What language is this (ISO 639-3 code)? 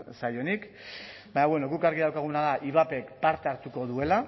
eus